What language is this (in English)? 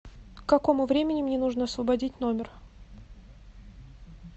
Russian